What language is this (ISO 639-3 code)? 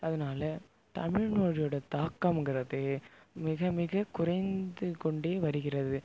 tam